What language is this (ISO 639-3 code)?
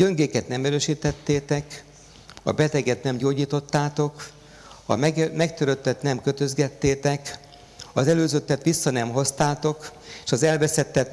hun